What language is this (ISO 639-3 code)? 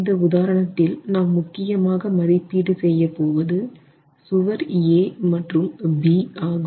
tam